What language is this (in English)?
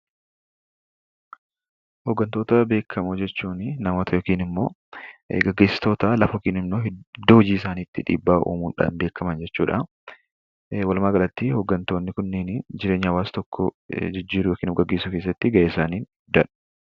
Oromo